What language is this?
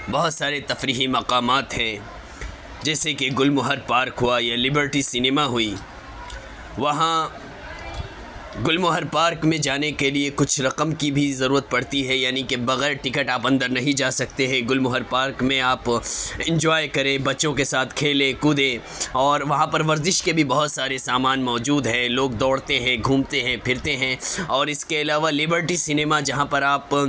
Urdu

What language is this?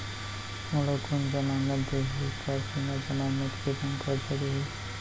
Chhattisgarhi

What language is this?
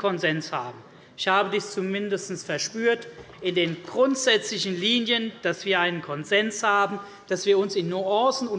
German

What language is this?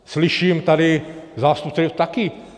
Czech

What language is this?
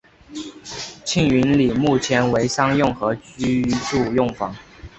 Chinese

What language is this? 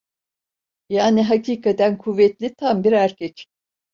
Turkish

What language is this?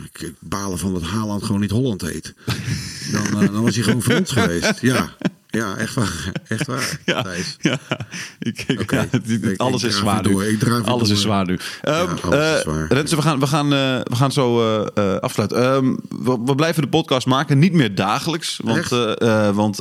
Dutch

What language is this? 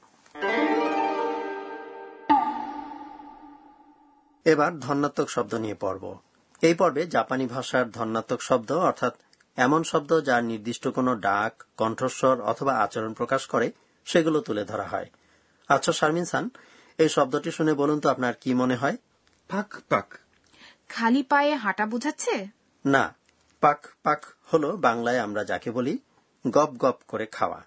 Bangla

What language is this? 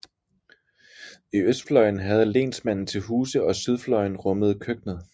Danish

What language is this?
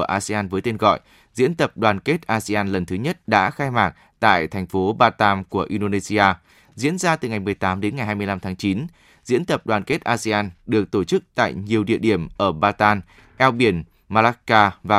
Vietnamese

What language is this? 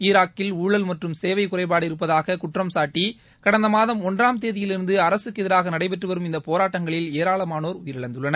Tamil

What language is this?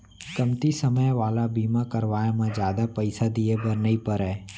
Chhattisgarhi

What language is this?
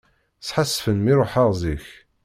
Kabyle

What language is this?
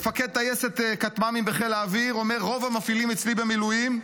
Hebrew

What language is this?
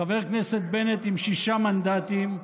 Hebrew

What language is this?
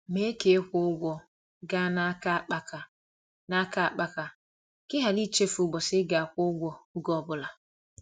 Igbo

